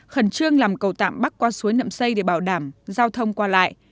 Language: Vietnamese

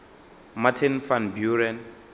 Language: Northern Sotho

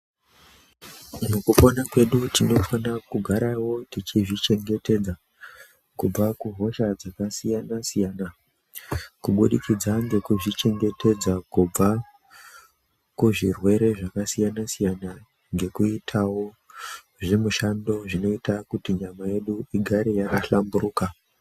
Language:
Ndau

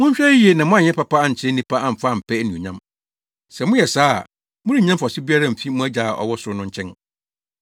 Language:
Akan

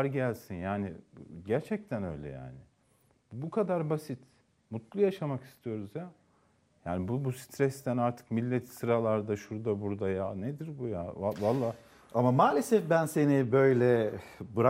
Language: Turkish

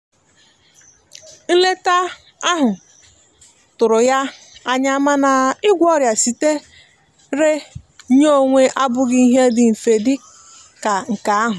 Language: Igbo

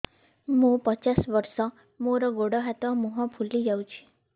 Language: Odia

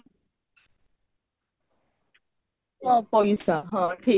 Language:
Odia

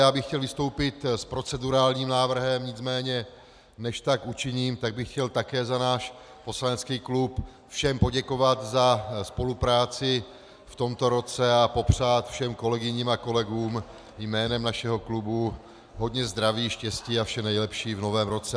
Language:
Czech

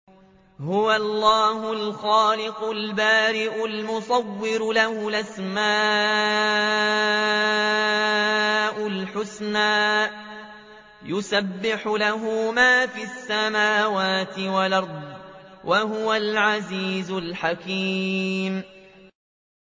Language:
Arabic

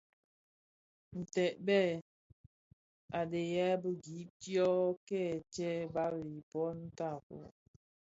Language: Bafia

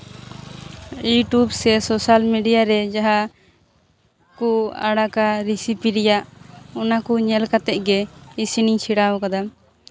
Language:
Santali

